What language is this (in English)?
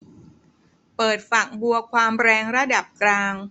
Thai